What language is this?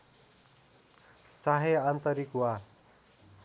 Nepali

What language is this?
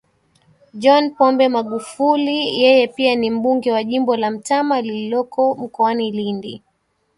Swahili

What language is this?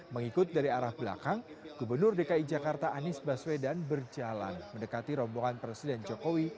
Indonesian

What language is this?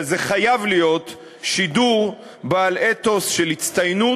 Hebrew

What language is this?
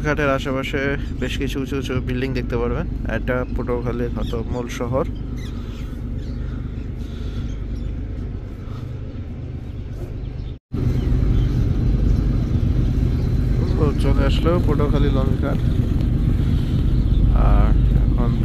Turkish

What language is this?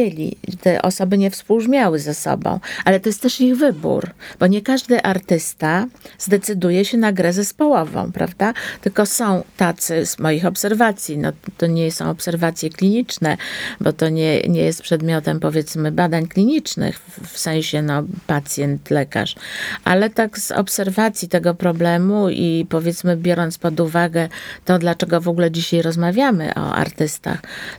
Polish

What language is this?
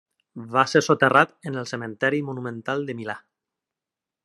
Catalan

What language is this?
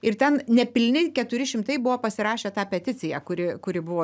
Lithuanian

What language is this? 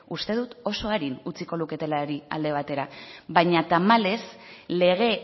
Basque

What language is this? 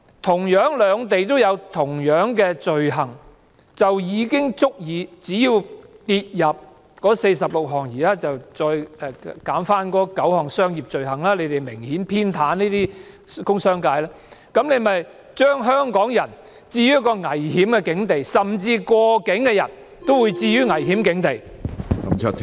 Cantonese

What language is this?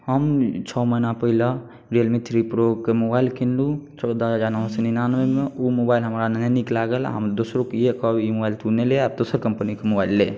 Maithili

